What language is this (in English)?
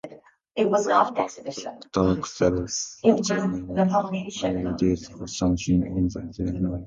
English